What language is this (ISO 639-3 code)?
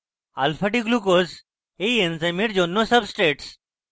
ben